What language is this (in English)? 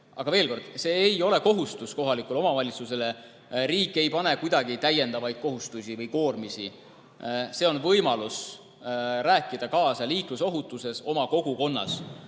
Estonian